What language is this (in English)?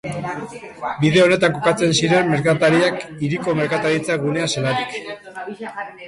Basque